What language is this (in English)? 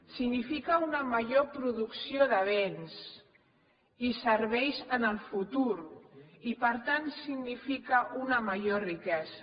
Catalan